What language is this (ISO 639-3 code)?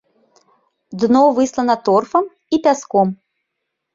bel